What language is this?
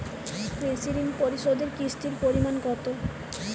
Bangla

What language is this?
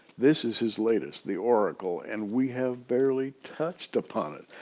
English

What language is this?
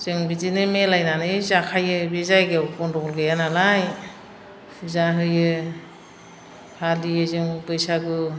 Bodo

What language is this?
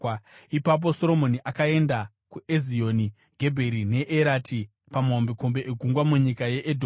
Shona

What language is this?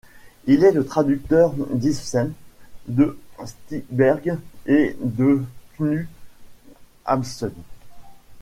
French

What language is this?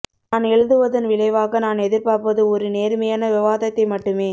Tamil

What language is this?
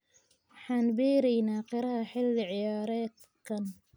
Somali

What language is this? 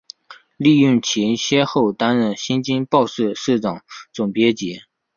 Chinese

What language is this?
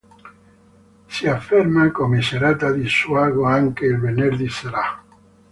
Italian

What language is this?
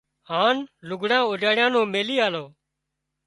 Wadiyara Koli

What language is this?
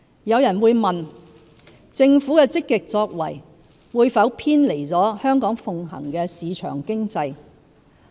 Cantonese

